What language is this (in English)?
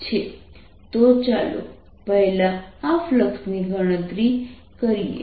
Gujarati